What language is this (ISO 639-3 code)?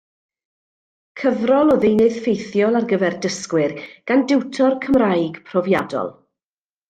cym